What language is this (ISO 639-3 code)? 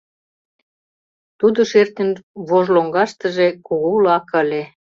chm